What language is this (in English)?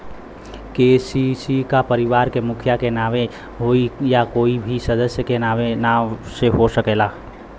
Bhojpuri